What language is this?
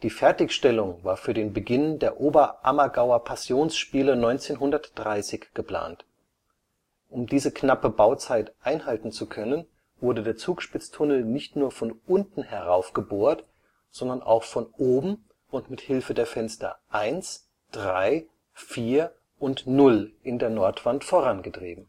German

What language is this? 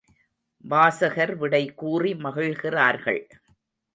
Tamil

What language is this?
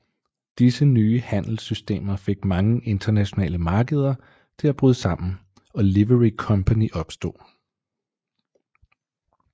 Danish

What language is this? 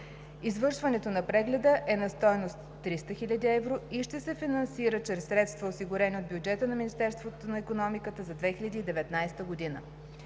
Bulgarian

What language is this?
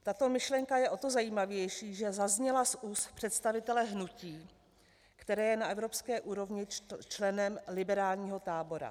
Czech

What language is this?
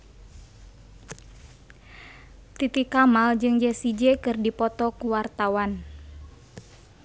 Sundanese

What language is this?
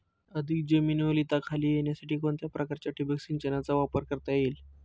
Marathi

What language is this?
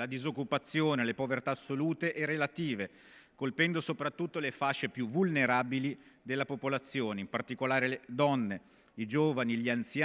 Italian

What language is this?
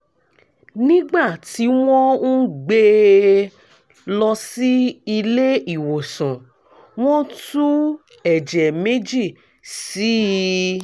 Yoruba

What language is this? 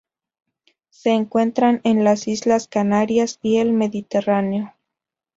Spanish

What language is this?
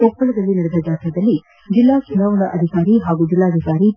Kannada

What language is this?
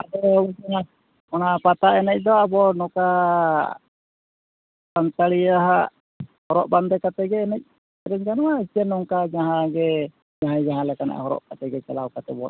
Santali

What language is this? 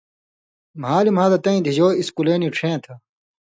Indus Kohistani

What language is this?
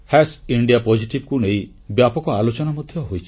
Odia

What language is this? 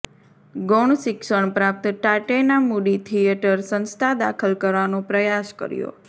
Gujarati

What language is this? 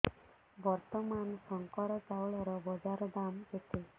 Odia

